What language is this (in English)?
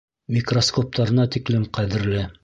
Bashkir